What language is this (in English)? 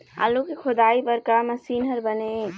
Chhattisgarhi